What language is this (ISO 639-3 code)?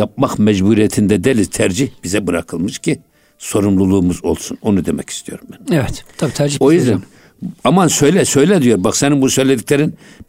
tur